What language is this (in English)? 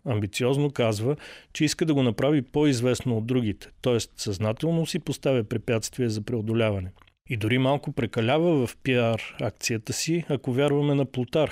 Bulgarian